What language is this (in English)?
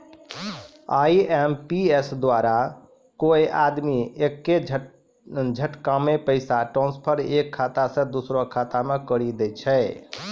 Maithili